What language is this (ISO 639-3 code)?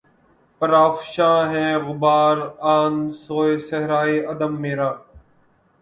urd